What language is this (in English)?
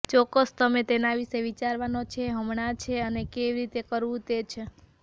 Gujarati